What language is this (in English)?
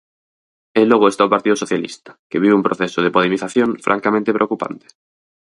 Galician